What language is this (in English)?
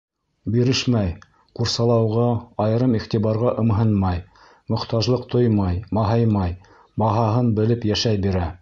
Bashkir